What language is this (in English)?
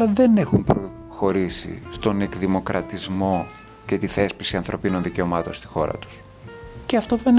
Greek